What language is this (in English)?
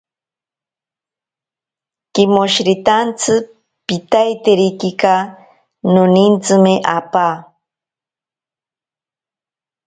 Ashéninka Perené